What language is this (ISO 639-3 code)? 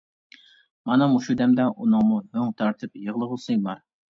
uig